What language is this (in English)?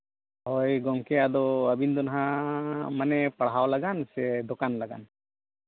Santali